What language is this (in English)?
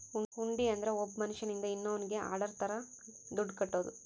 Kannada